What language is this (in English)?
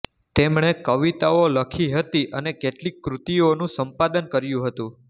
Gujarati